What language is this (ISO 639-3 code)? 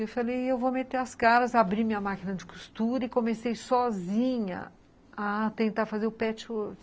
por